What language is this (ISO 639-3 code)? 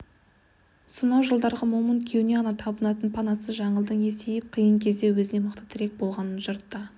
kaz